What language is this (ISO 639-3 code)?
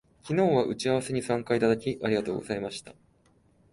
jpn